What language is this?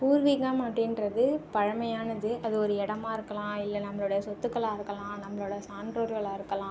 Tamil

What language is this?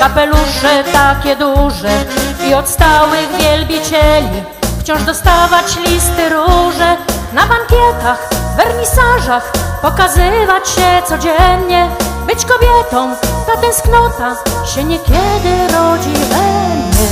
Polish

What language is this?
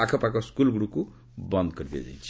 Odia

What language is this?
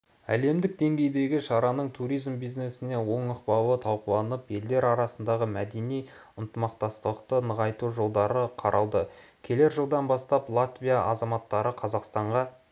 Kazakh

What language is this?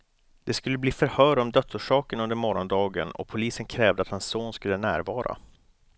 Swedish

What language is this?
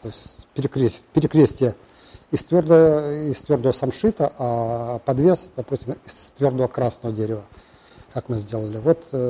Russian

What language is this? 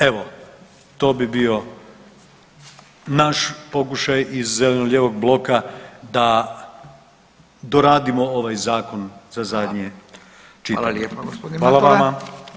Croatian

